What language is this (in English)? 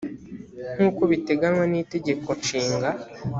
Kinyarwanda